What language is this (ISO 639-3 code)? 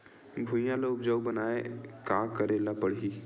hne